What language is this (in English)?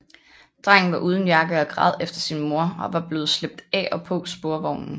Danish